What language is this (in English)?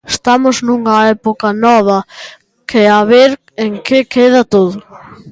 Galician